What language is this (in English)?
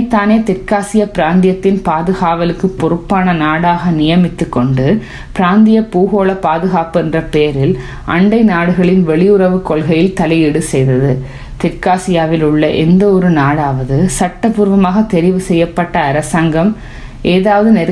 Tamil